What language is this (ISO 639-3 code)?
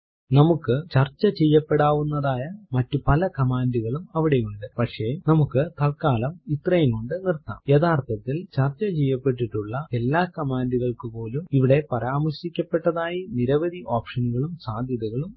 mal